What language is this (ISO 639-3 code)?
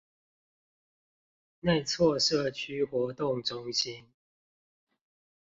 zho